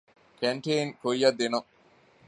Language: Divehi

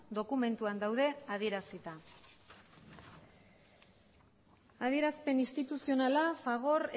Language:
Basque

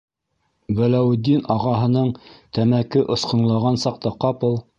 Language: Bashkir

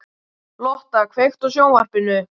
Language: Icelandic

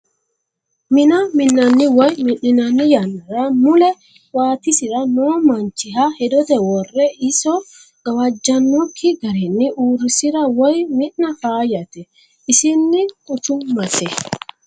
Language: Sidamo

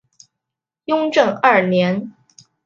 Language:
Chinese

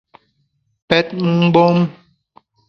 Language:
Bamun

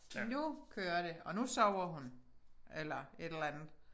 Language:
Danish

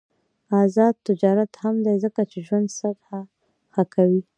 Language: Pashto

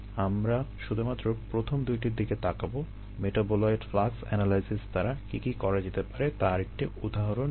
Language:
Bangla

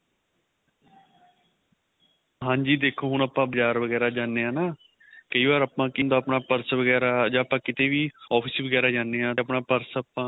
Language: Punjabi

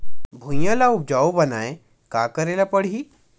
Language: Chhattisgarhi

